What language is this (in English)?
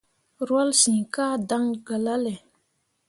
Mundang